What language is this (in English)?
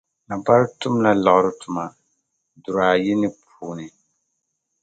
Dagbani